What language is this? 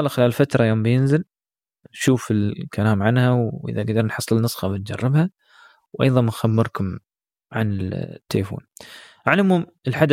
Arabic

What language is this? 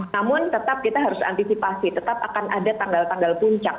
Indonesian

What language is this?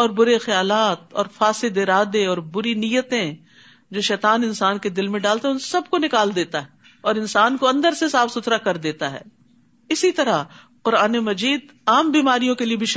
Urdu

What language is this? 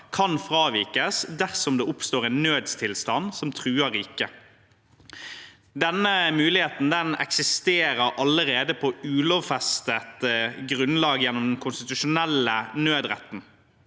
Norwegian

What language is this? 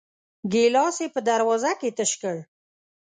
Pashto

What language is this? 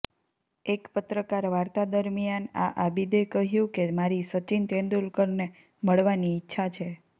Gujarati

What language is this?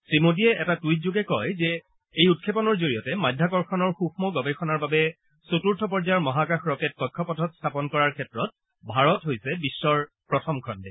Assamese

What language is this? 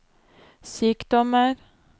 Norwegian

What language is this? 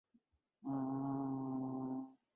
Urdu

